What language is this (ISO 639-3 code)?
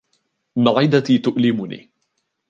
ara